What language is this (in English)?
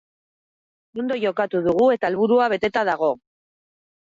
Basque